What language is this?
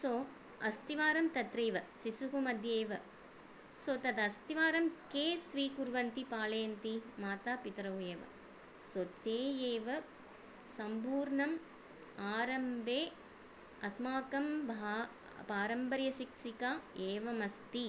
Sanskrit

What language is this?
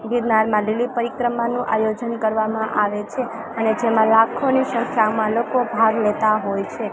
Gujarati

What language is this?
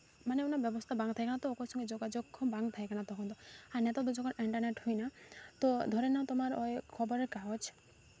Santali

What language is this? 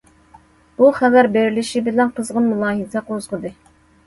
Uyghur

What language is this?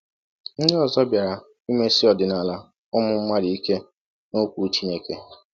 Igbo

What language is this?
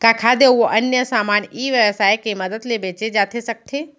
Chhattisgarhi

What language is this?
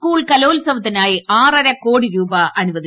Malayalam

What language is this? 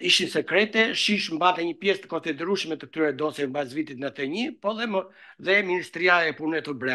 Romanian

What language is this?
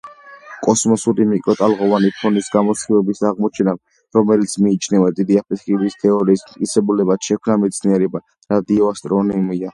Georgian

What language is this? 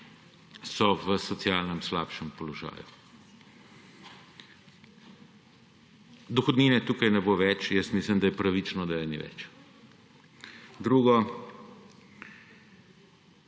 Slovenian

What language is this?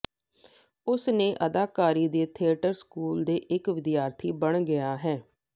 Punjabi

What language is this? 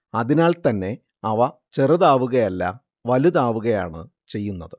Malayalam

